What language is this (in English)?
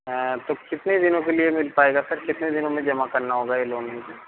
Hindi